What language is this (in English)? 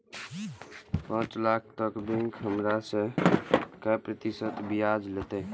Maithili